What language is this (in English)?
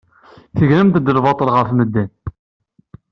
Kabyle